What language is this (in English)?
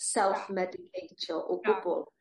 Welsh